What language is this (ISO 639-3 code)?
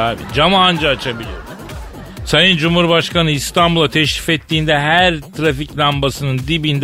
tur